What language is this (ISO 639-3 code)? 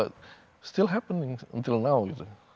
ind